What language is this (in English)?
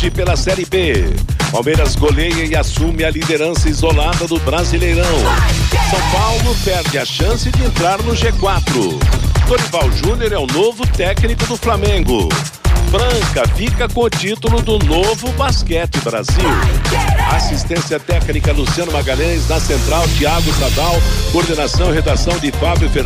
Portuguese